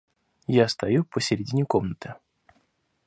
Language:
Russian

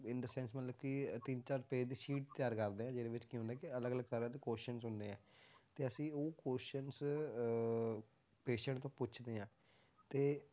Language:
Punjabi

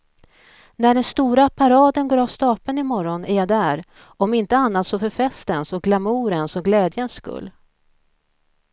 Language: Swedish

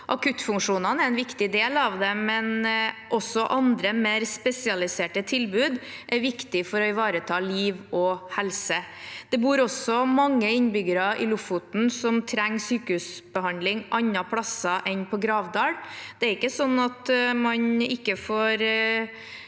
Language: Norwegian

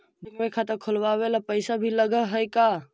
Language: Magahi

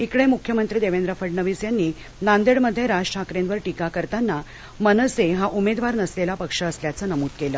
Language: Marathi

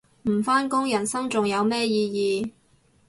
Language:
Cantonese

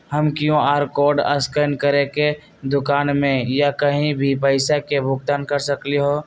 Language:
Magahi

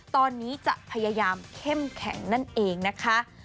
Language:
Thai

